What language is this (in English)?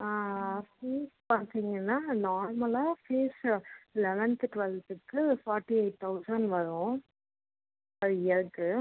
Tamil